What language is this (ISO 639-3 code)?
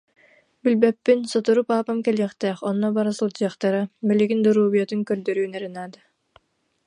sah